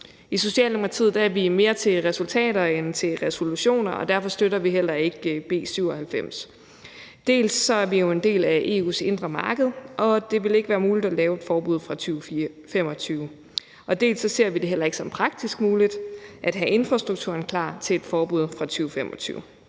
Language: Danish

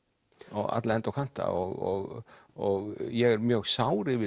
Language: Icelandic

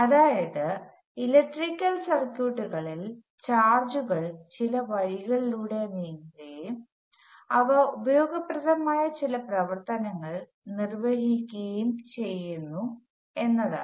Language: Malayalam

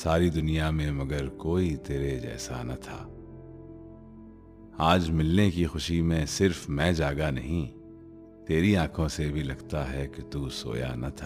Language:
Urdu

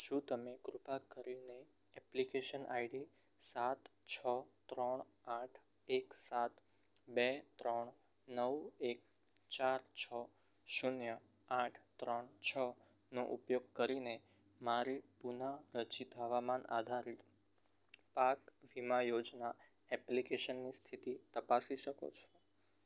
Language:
Gujarati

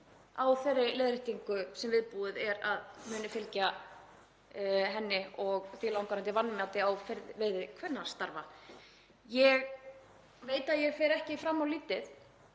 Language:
Icelandic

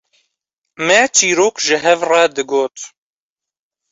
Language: Kurdish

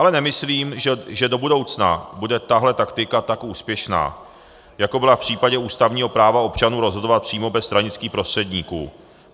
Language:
Czech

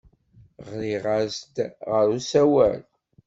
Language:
Kabyle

